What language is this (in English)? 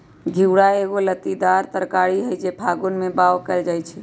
Magahi